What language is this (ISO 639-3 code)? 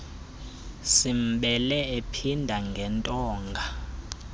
xho